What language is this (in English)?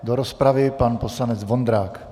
Czech